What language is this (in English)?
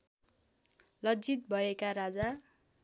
Nepali